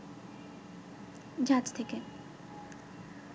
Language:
Bangla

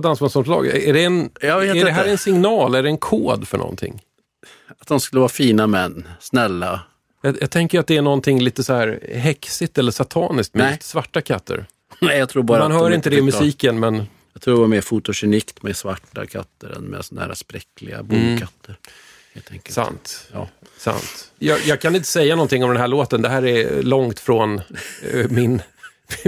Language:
Swedish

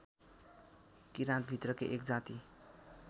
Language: Nepali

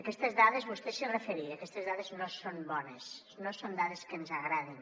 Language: Catalan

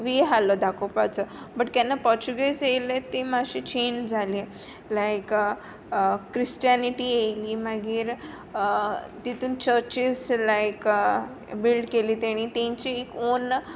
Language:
Konkani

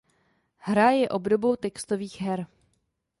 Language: Czech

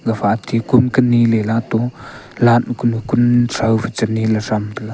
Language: Wancho Naga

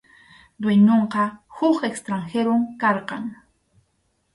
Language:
Arequipa-La Unión Quechua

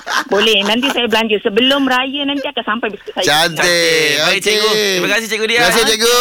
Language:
Malay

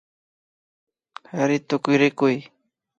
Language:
Imbabura Highland Quichua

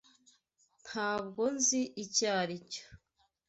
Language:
Kinyarwanda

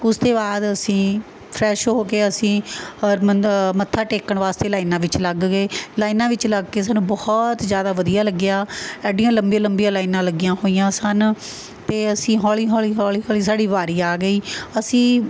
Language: Punjabi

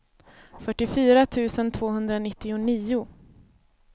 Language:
Swedish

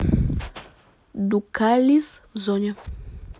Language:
Russian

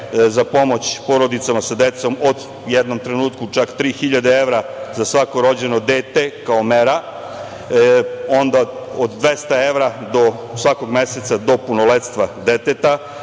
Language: Serbian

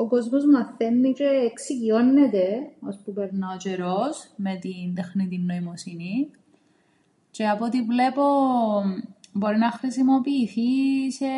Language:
Greek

